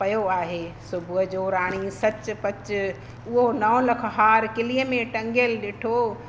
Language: Sindhi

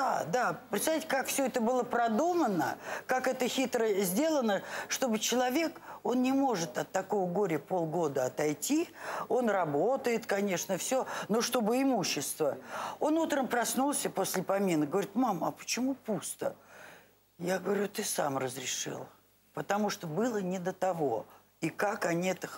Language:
Russian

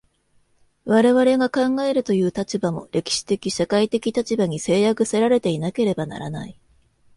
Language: Japanese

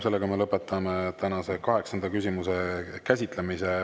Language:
Estonian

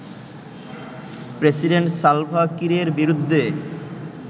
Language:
Bangla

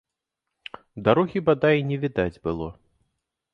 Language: Belarusian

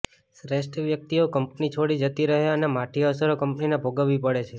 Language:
Gujarati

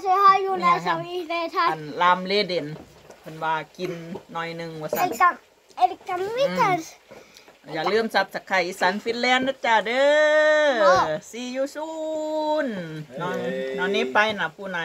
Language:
Thai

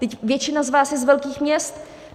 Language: Czech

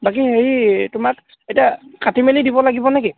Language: Assamese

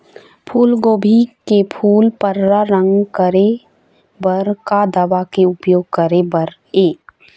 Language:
Chhattisgarhi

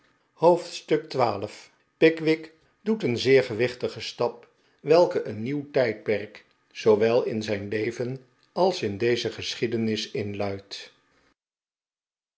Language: Dutch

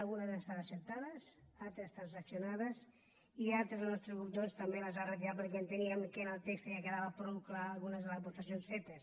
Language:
Catalan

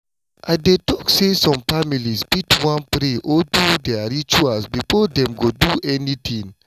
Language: Nigerian Pidgin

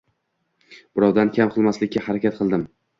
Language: Uzbek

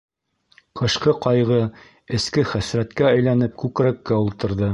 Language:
Bashkir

